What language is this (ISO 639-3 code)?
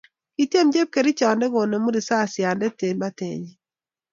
kln